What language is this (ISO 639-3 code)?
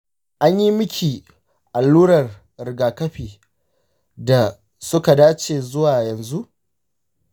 hau